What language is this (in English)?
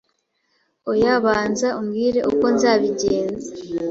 Kinyarwanda